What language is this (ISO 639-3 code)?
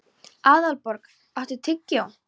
isl